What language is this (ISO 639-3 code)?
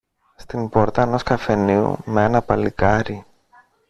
ell